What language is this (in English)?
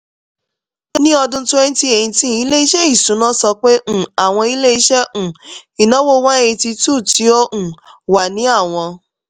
Yoruba